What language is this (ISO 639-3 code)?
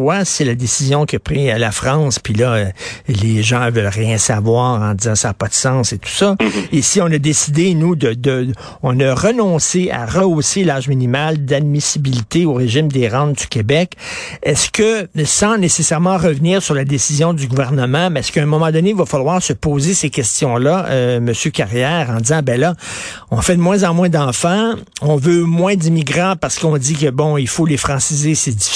fra